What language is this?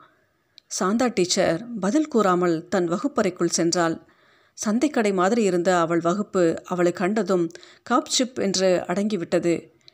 Tamil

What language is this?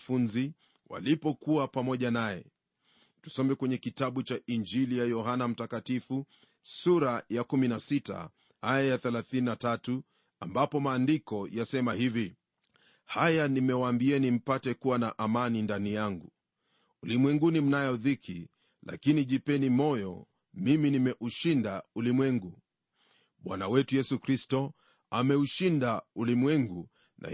Swahili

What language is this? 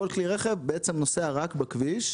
Hebrew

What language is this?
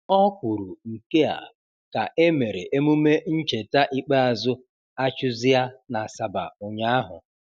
Igbo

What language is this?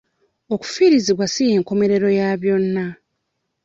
Ganda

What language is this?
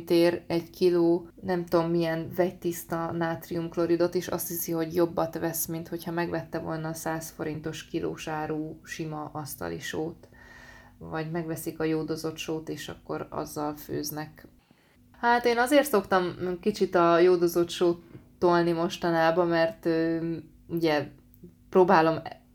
Hungarian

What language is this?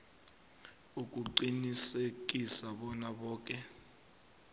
South Ndebele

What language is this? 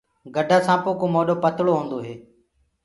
Gurgula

